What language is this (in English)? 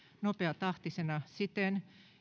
Finnish